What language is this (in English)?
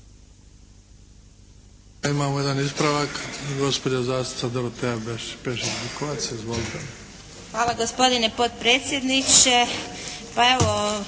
Croatian